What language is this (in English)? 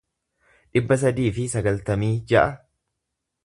Oromo